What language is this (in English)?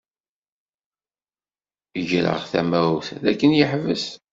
Kabyle